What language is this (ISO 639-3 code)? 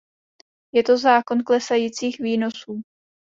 ces